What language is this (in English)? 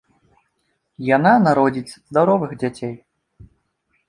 Belarusian